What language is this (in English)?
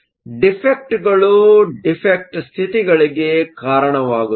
Kannada